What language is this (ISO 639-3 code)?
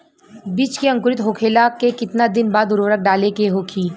bho